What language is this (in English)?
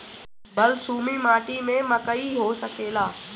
Bhojpuri